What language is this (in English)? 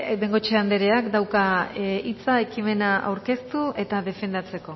Basque